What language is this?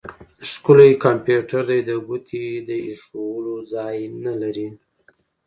Pashto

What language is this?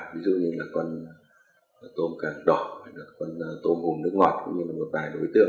Vietnamese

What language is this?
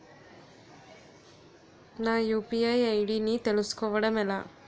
Telugu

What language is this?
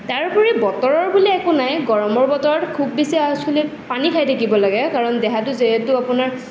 Assamese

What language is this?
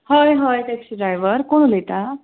Konkani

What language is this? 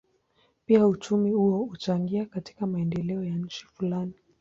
Swahili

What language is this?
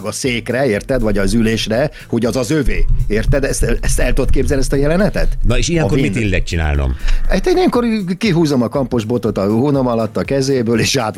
Hungarian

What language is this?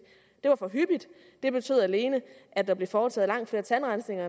Danish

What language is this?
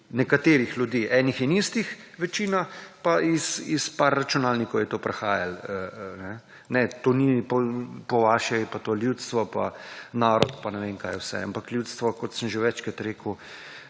Slovenian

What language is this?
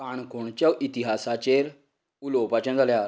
Konkani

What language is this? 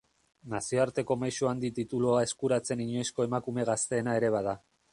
Basque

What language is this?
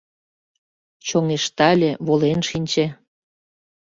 Mari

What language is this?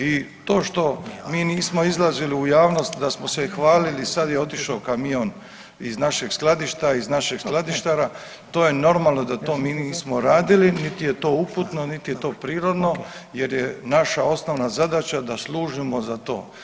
Croatian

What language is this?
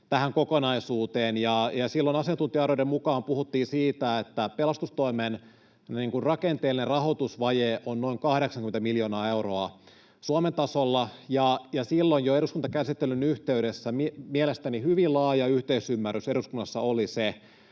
Finnish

